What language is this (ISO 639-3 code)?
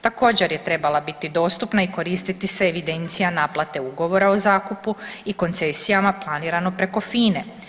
hrv